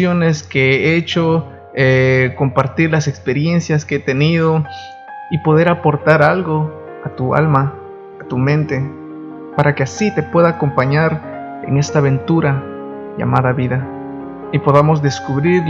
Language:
Spanish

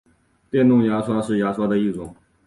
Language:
Chinese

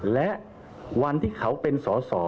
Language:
Thai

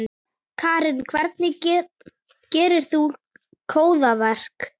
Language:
Icelandic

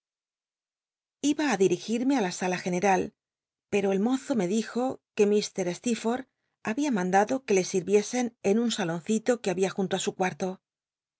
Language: Spanish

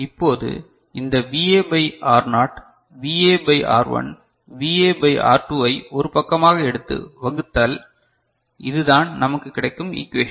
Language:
Tamil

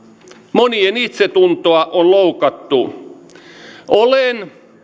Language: Finnish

